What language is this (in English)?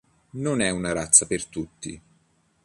Italian